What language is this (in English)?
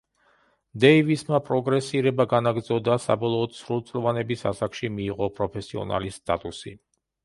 Georgian